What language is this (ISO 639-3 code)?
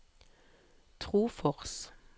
nor